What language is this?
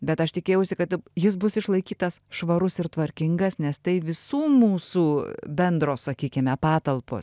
Lithuanian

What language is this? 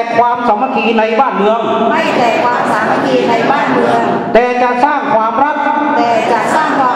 Thai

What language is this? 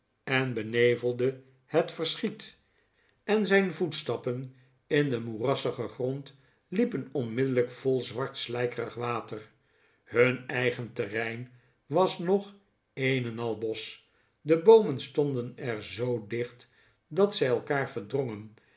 Dutch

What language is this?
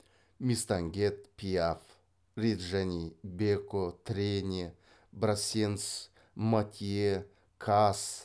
Kazakh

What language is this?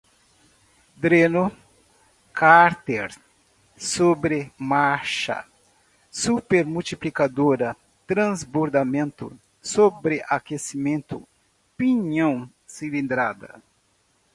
Portuguese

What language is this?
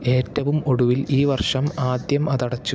Malayalam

